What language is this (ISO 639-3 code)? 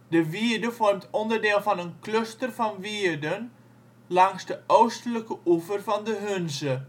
nld